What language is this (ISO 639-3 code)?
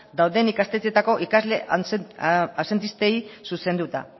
eus